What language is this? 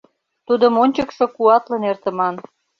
Mari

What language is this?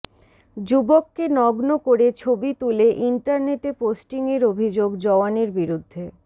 Bangla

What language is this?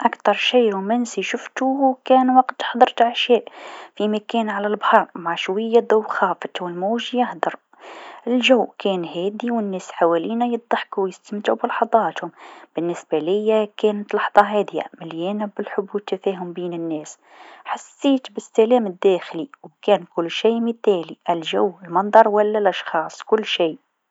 Tunisian Arabic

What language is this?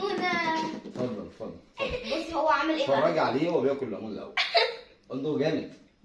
Arabic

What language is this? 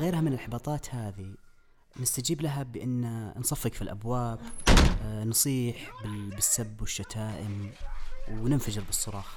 Arabic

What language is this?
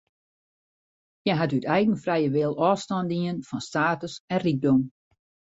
Western Frisian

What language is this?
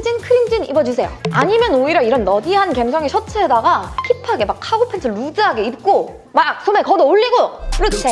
Korean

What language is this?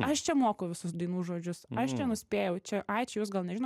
Lithuanian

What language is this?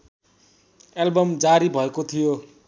Nepali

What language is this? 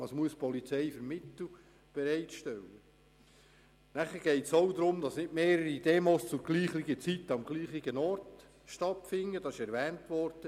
Swiss German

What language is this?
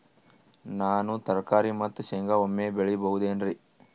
Kannada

